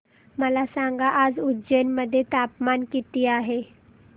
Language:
Marathi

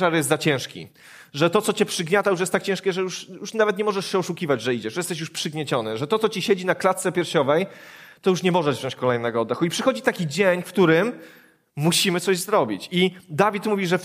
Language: Polish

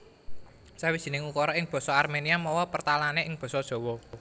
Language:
Javanese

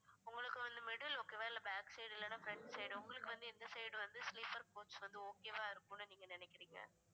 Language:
Tamil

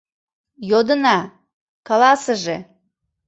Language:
Mari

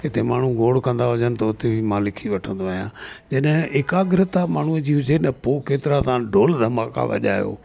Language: Sindhi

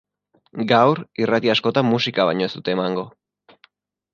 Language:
Basque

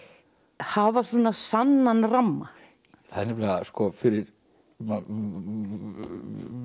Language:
Icelandic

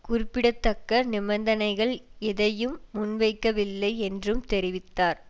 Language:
Tamil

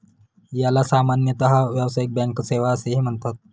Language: Marathi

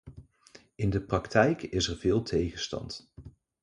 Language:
Dutch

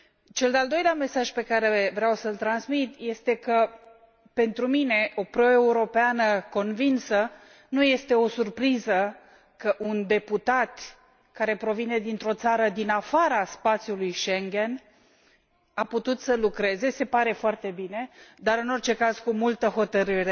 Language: Romanian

